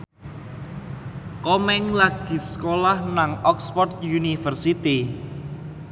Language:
Javanese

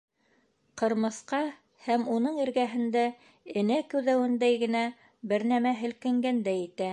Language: Bashkir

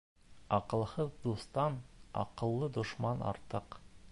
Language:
Bashkir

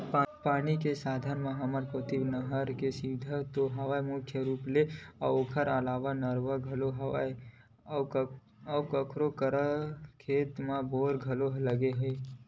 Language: Chhattisgarhi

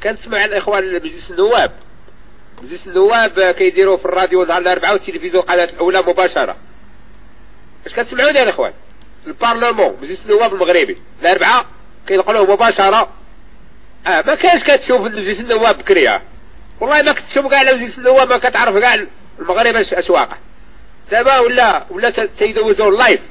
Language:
Arabic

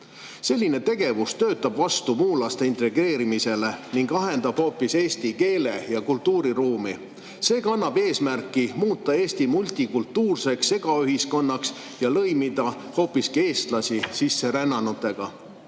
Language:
Estonian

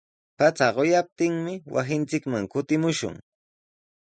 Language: Sihuas Ancash Quechua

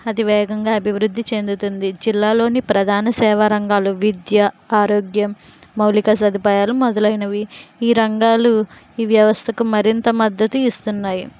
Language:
Telugu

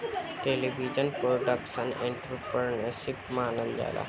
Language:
Bhojpuri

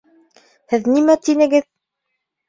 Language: Bashkir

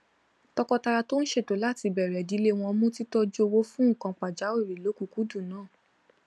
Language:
Yoruba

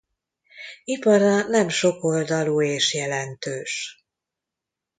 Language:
Hungarian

